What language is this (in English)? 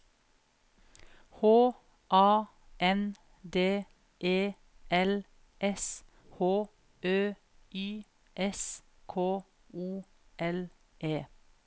Norwegian